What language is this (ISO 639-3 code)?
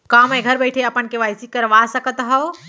hne